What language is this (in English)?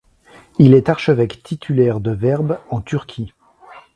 French